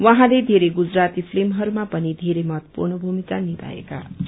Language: Nepali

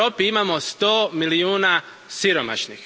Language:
Croatian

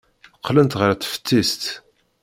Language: Kabyle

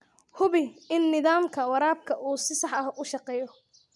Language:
Somali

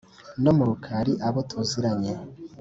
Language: Kinyarwanda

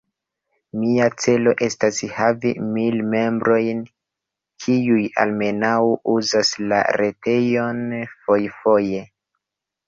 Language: Esperanto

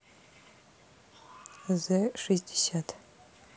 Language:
Russian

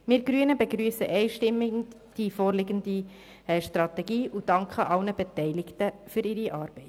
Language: Swiss German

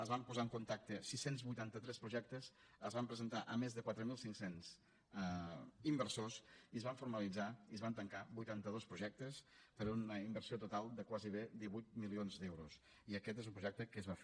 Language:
Catalan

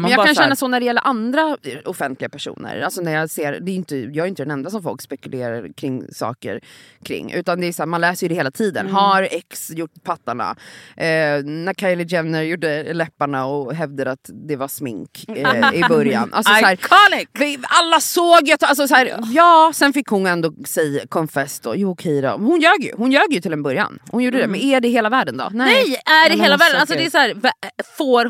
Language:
Swedish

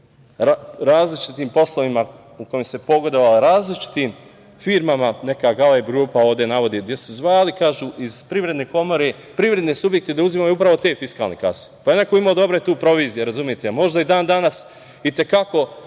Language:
Serbian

